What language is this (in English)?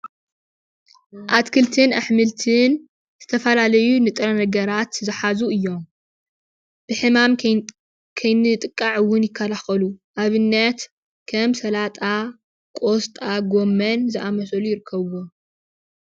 Tigrinya